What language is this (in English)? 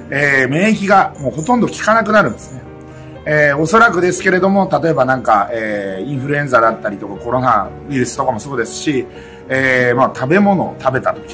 Japanese